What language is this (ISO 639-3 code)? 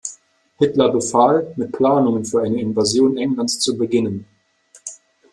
deu